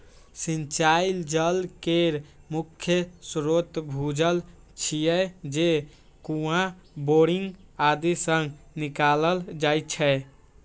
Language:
Maithili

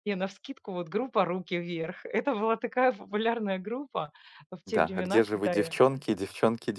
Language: Russian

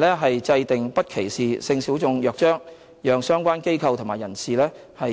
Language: Cantonese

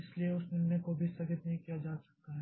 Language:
Hindi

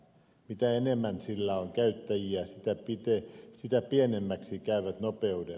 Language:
Finnish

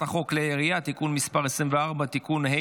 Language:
Hebrew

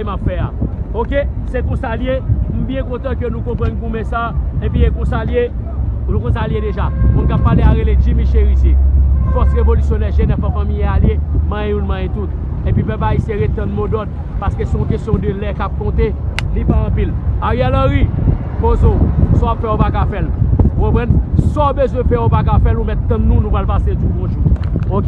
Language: French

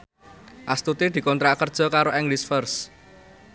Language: Javanese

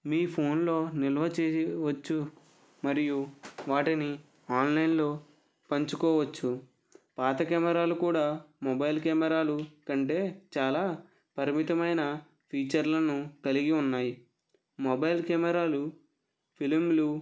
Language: Telugu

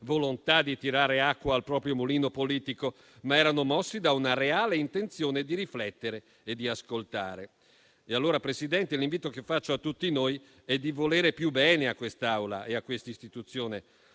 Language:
Italian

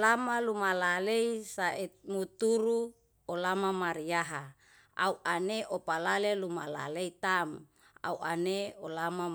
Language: Yalahatan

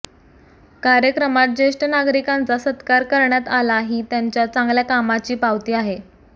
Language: Marathi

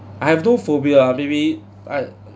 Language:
English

